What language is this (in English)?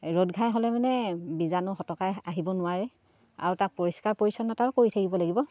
Assamese